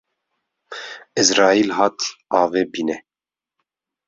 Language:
Kurdish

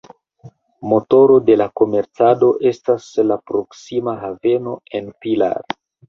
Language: Esperanto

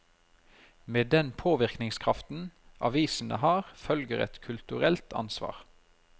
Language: Norwegian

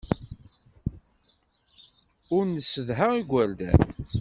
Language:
Kabyle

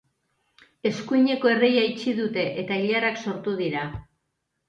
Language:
Basque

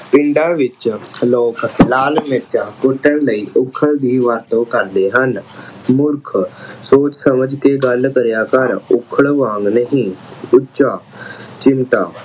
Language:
Punjabi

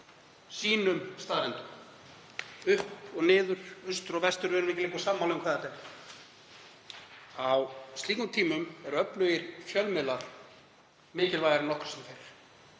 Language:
Icelandic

